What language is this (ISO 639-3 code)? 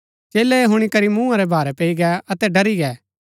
gbk